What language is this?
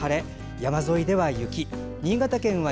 Japanese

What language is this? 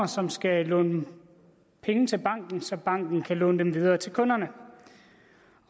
Danish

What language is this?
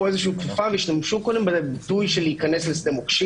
Hebrew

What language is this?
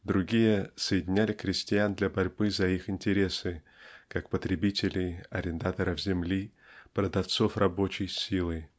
Russian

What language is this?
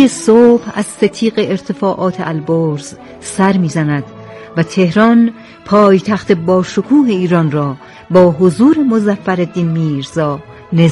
Persian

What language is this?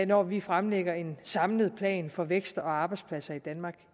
Danish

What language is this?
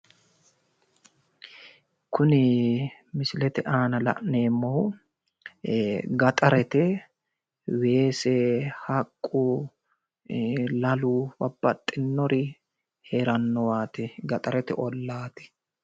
Sidamo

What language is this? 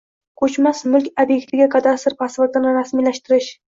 Uzbek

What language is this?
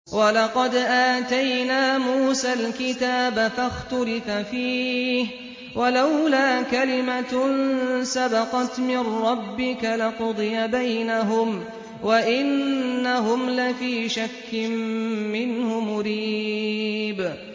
Arabic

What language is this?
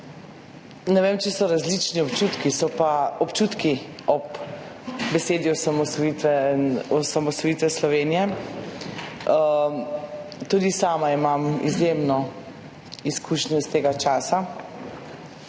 Slovenian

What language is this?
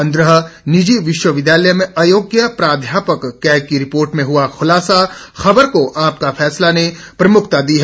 Hindi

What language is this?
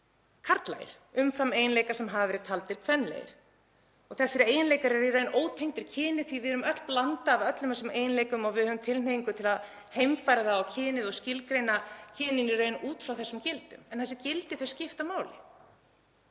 Icelandic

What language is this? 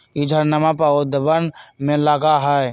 Magahi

